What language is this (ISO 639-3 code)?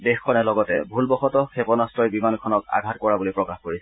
asm